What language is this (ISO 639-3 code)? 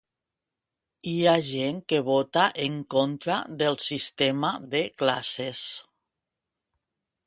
cat